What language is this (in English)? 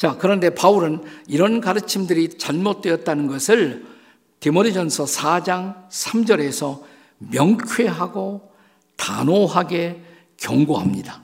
Korean